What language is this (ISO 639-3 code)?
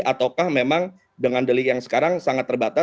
ind